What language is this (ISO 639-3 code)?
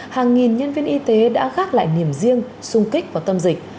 vie